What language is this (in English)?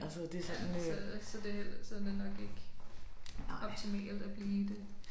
Danish